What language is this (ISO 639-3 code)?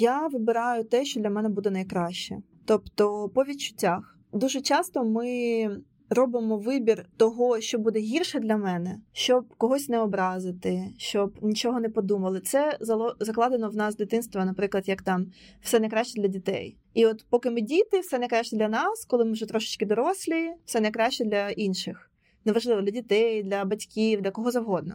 ukr